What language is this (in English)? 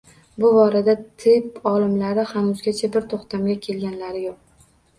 Uzbek